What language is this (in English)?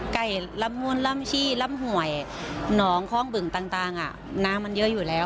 Thai